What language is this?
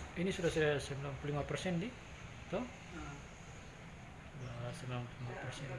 Indonesian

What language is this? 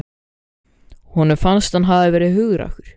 Icelandic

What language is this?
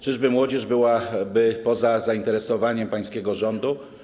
Polish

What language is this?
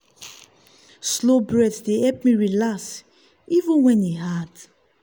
Nigerian Pidgin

